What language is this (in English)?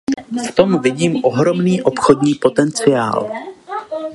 Czech